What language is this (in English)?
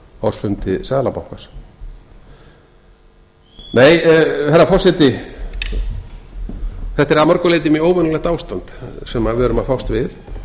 Icelandic